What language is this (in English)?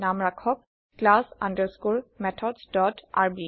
Assamese